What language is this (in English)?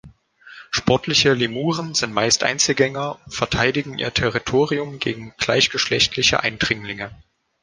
German